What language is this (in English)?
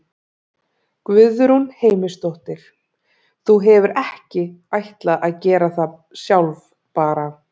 Icelandic